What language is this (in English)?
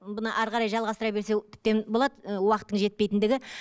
Kazakh